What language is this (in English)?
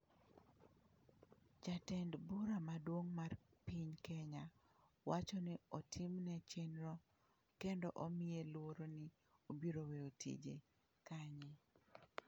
Luo (Kenya and Tanzania)